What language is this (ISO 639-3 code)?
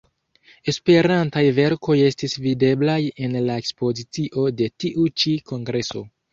epo